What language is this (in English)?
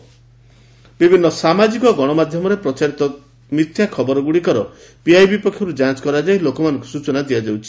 Odia